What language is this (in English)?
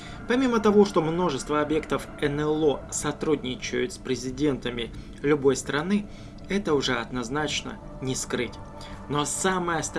Russian